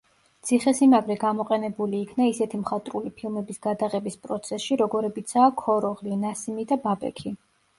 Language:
Georgian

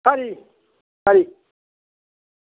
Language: Dogri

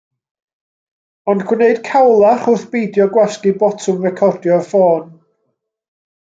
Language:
Welsh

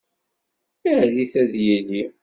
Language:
Kabyle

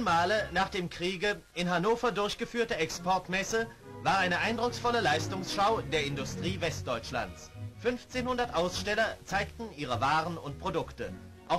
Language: German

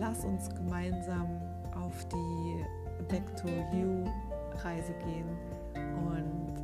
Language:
German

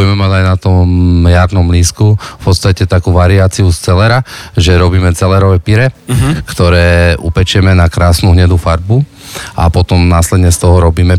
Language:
Slovak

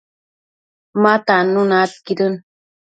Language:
Matsés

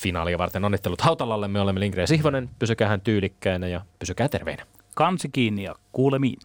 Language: Finnish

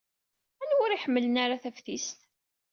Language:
Kabyle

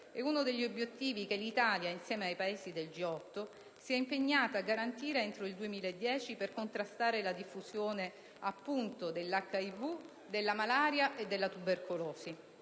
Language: Italian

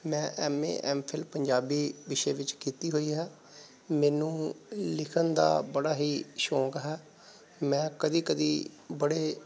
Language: Punjabi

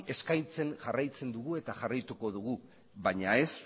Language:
Basque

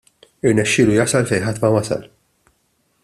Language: Maltese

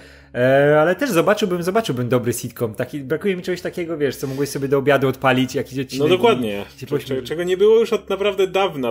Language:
Polish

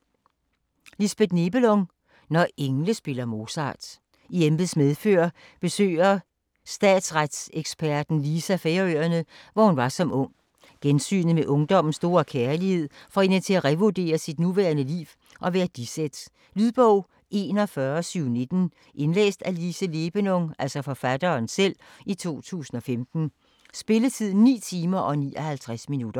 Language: Danish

